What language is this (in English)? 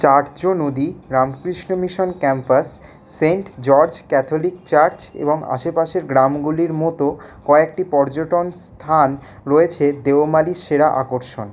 Bangla